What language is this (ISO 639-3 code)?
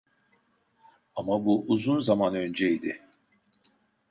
tur